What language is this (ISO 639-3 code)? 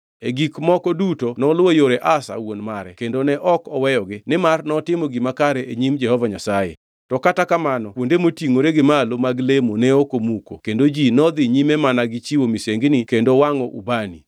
luo